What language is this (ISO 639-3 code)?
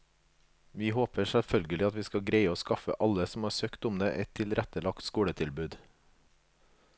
nor